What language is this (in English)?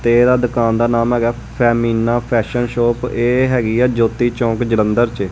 Punjabi